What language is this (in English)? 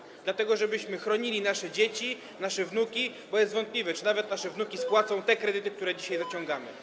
Polish